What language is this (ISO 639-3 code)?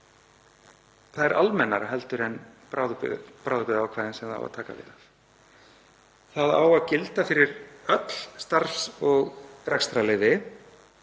isl